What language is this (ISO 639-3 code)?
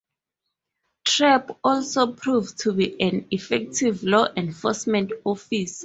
eng